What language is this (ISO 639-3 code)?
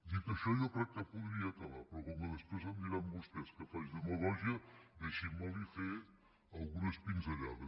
cat